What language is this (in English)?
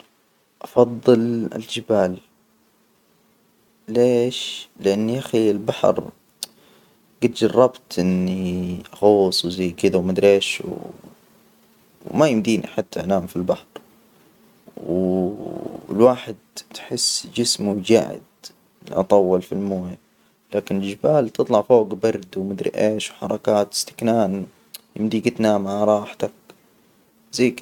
Hijazi Arabic